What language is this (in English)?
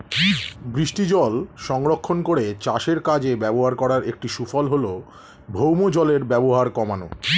Bangla